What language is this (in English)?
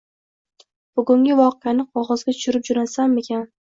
Uzbek